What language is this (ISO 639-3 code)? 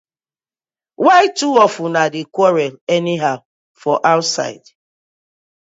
pcm